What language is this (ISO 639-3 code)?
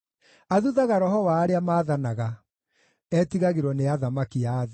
kik